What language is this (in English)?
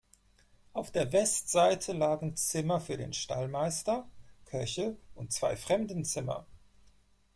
German